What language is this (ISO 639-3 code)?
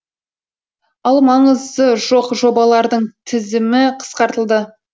kaz